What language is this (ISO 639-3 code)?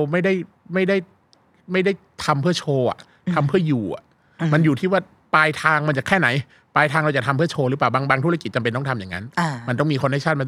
tha